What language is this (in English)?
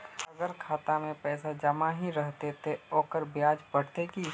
Magahi